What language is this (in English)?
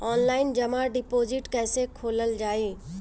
Bhojpuri